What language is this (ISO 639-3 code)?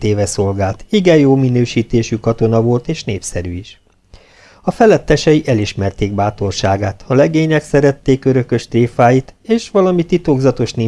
hun